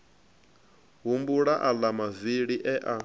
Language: Venda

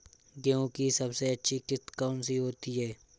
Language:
Hindi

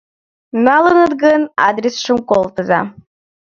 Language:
Mari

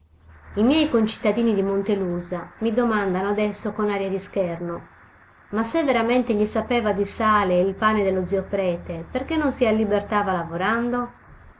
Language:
Italian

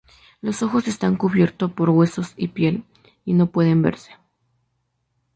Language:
Spanish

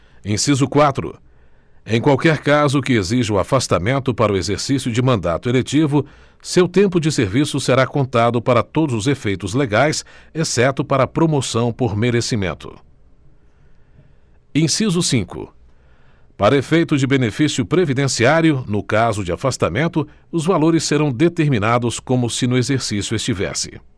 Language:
Portuguese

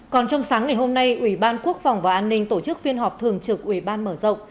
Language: Vietnamese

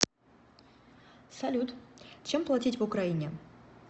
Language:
Russian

